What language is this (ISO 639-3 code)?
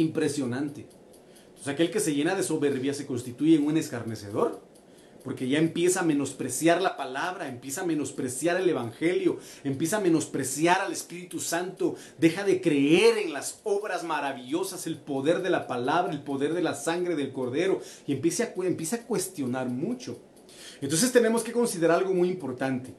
spa